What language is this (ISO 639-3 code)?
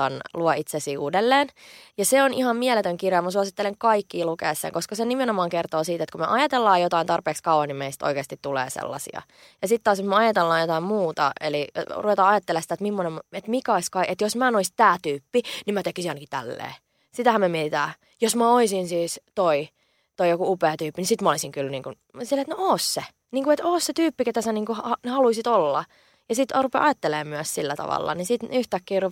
fin